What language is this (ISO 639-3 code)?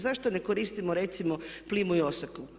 hrv